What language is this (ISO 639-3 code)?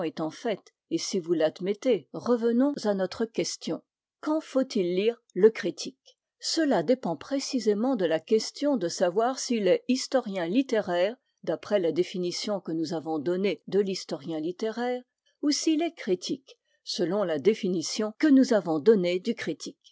fra